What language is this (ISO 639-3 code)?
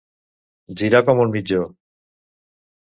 cat